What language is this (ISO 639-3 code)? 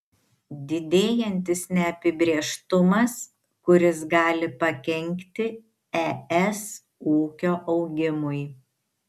lit